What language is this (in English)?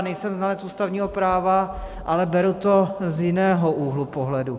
Czech